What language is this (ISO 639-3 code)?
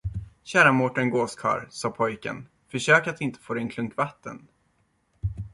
swe